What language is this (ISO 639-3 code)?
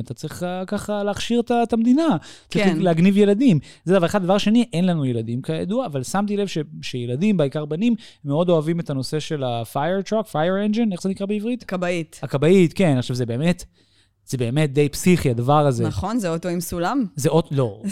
heb